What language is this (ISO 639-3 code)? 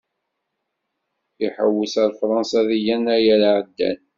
kab